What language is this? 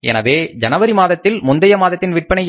Tamil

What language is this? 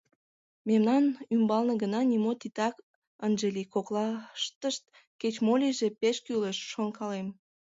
Mari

